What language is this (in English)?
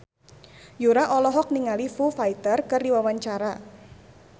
Sundanese